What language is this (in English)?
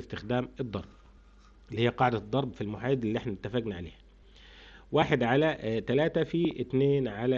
Arabic